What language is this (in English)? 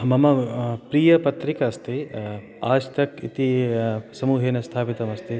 Sanskrit